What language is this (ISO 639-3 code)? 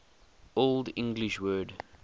eng